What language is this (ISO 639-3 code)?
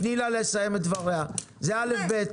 heb